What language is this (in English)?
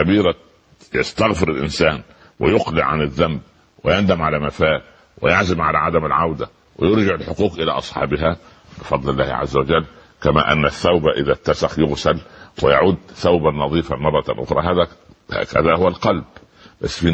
Arabic